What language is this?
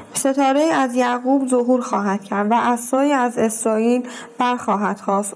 Persian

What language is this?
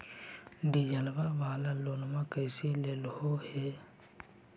Magahi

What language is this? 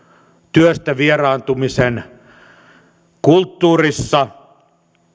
Finnish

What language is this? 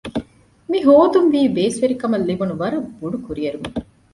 Divehi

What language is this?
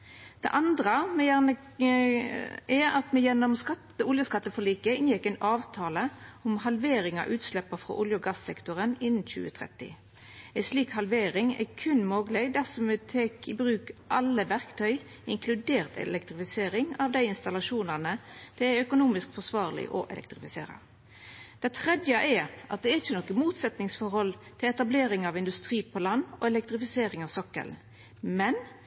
Norwegian Nynorsk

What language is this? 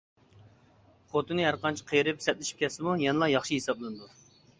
Uyghur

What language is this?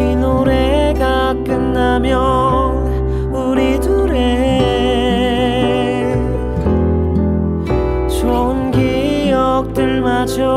Korean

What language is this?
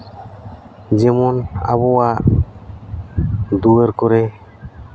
Santali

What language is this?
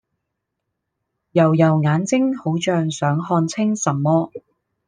Cantonese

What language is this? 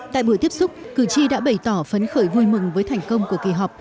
Vietnamese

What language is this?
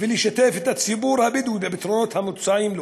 Hebrew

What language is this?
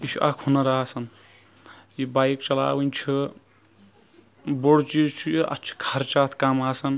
Kashmiri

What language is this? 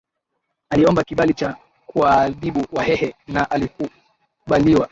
Swahili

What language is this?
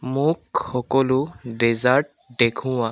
Assamese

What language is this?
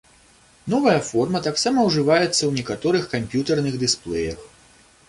Belarusian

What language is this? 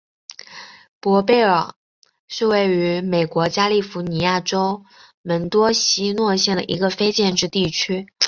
Chinese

